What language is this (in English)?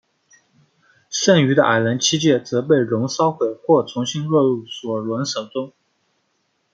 Chinese